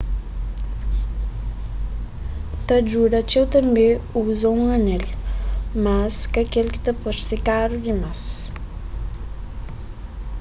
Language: Kabuverdianu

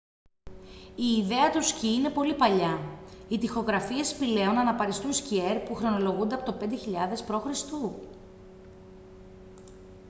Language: Greek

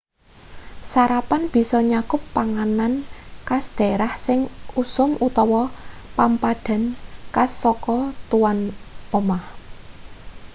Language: Javanese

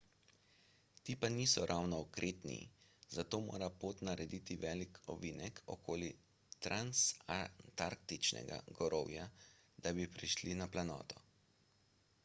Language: Slovenian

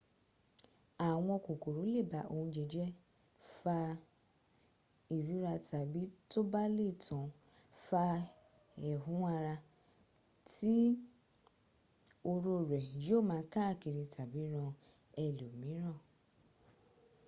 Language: Yoruba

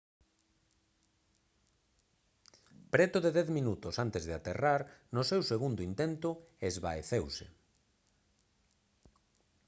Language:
Galician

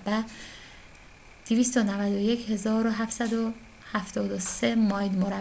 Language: Persian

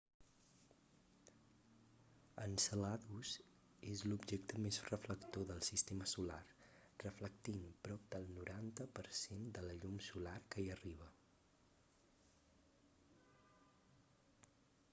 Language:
Catalan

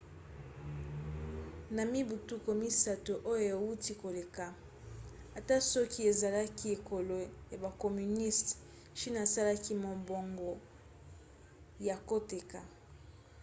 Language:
Lingala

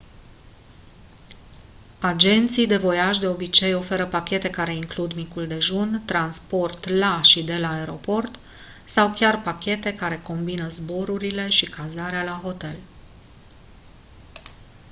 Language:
Romanian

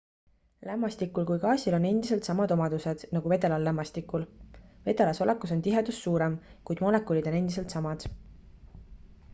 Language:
Estonian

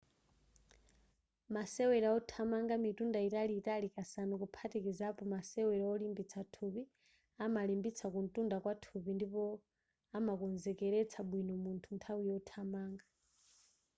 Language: Nyanja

